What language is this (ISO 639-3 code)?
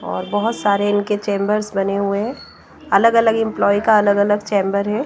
hin